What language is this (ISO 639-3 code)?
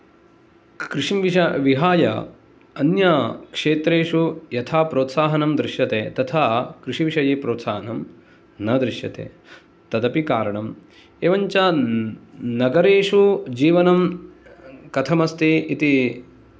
san